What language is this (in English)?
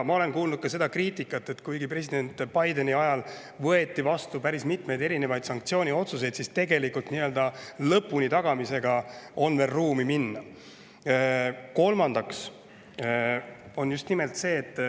Estonian